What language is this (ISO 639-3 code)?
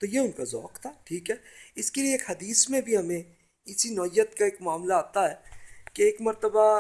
urd